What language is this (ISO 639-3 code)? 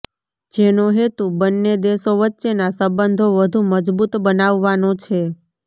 guj